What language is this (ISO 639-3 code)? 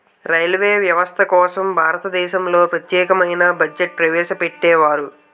tel